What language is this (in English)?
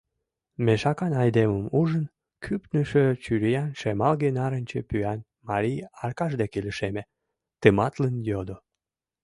Mari